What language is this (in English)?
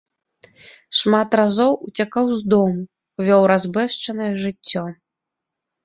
Belarusian